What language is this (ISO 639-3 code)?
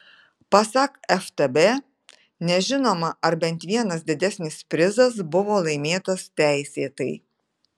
lit